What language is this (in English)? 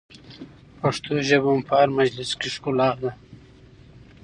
Pashto